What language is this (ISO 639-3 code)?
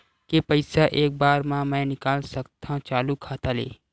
hne